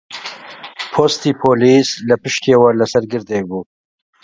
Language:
Central Kurdish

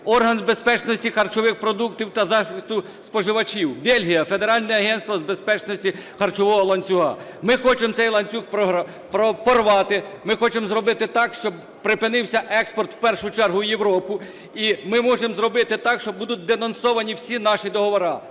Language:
Ukrainian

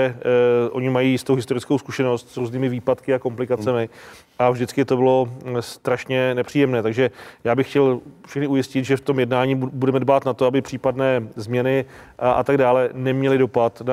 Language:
Czech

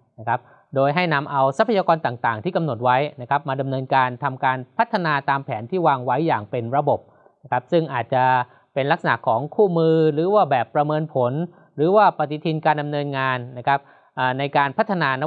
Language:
Thai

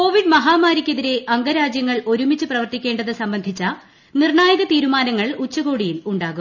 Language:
Malayalam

